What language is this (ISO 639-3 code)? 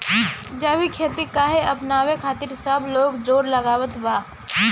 bho